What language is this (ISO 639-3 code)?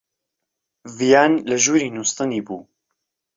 ckb